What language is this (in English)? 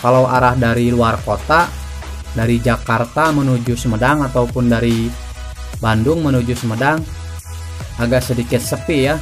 Indonesian